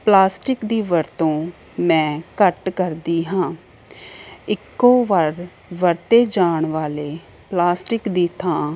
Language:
Punjabi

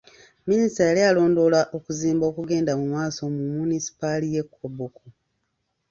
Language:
Ganda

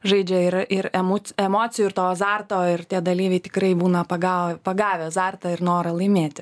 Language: Lithuanian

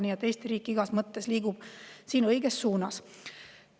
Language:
Estonian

